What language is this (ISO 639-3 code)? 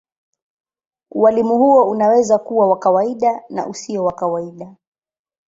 swa